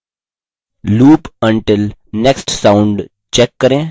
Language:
Hindi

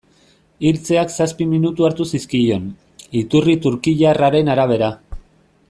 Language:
Basque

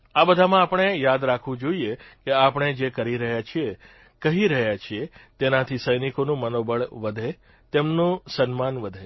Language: Gujarati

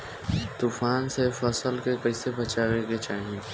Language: Bhojpuri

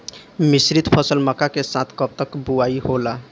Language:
Bhojpuri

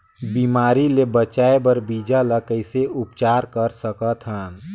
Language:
Chhattisgarhi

